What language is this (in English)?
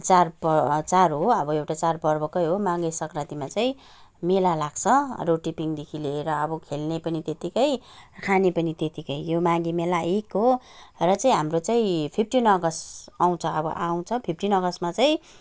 Nepali